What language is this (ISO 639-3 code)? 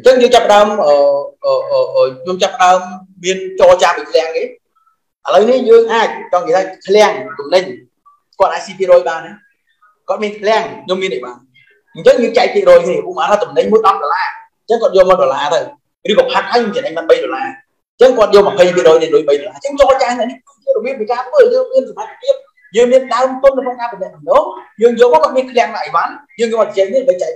vie